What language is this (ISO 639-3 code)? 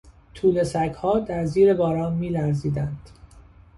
fas